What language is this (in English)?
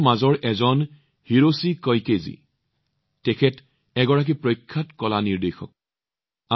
Assamese